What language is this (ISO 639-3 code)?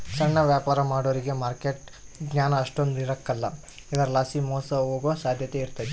kan